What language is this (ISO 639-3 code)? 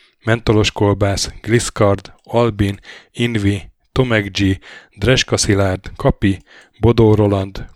hun